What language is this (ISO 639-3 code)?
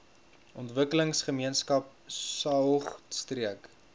afr